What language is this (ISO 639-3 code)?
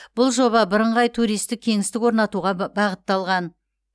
kaz